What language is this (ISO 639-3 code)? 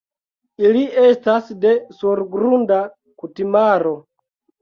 epo